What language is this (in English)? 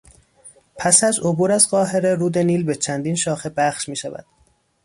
Persian